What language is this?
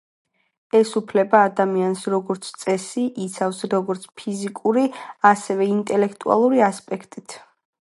Georgian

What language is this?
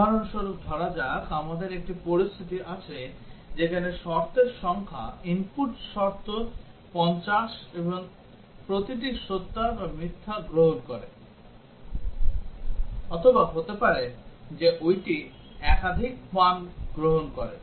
Bangla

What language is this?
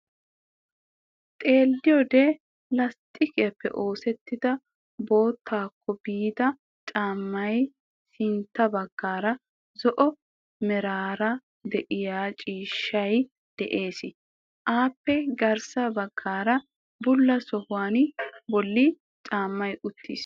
Wolaytta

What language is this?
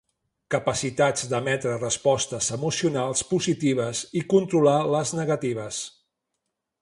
Catalan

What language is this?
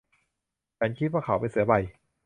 Thai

